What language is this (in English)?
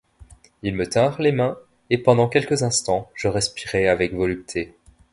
French